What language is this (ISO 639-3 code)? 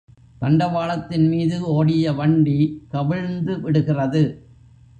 tam